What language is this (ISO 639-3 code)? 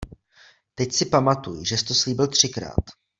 ces